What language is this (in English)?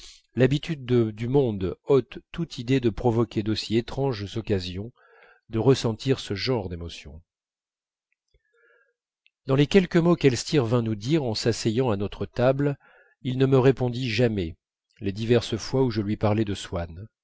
French